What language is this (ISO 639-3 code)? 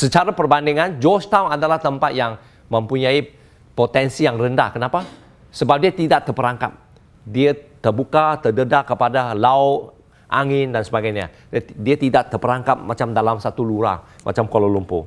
msa